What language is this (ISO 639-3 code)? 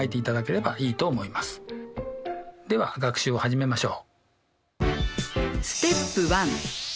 jpn